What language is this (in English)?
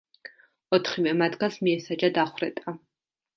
Georgian